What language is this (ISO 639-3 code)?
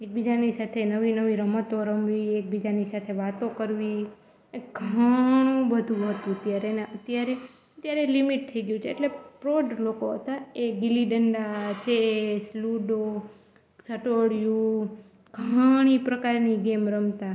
guj